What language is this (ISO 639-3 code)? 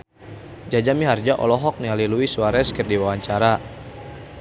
sun